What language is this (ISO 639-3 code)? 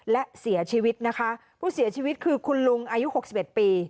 tha